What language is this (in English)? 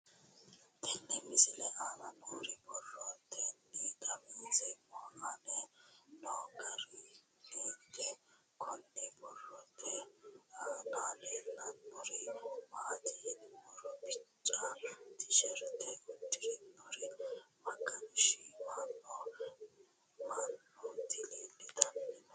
Sidamo